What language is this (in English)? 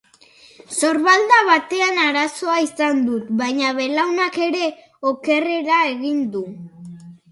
Basque